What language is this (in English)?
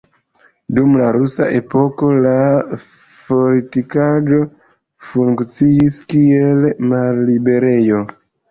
Esperanto